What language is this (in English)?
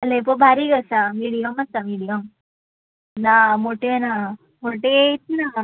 Konkani